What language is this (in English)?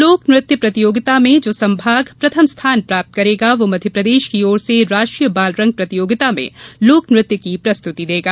Hindi